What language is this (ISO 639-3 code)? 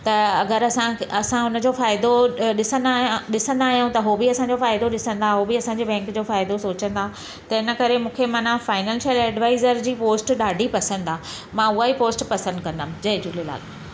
snd